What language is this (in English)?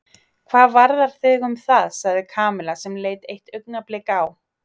Icelandic